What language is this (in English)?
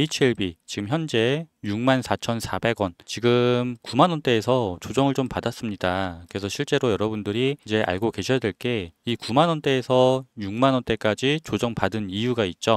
Korean